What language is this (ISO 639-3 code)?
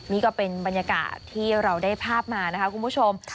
tha